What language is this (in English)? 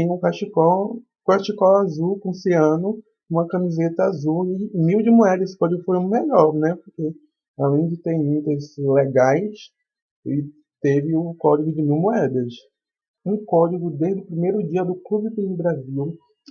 Portuguese